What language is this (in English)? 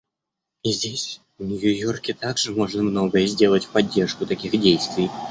Russian